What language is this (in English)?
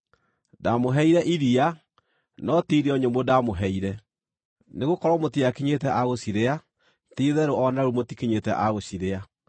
Kikuyu